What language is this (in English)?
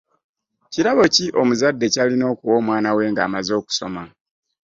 Ganda